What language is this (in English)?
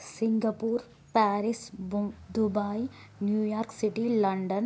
Telugu